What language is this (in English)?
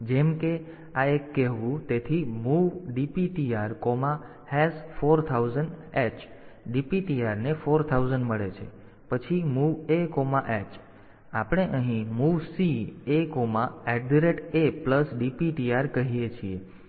Gujarati